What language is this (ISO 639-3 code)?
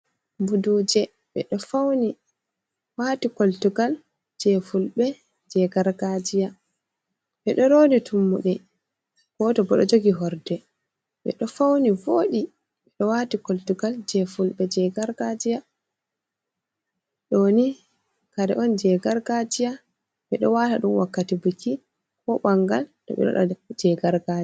ful